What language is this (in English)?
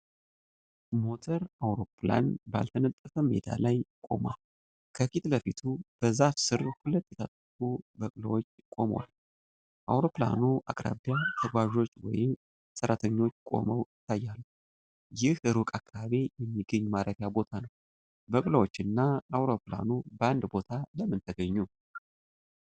Amharic